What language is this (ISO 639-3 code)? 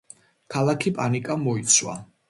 kat